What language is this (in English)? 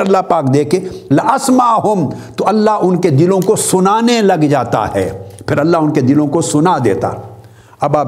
Urdu